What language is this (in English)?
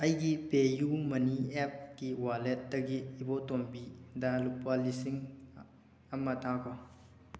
Manipuri